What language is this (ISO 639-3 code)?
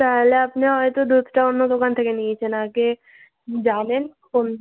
ben